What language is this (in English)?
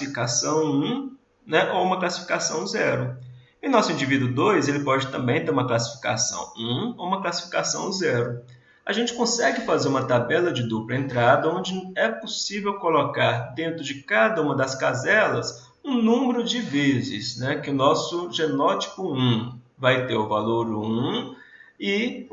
Portuguese